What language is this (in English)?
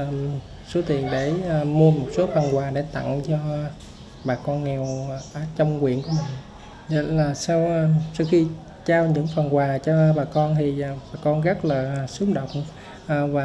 Vietnamese